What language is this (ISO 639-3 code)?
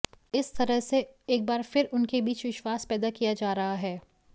hin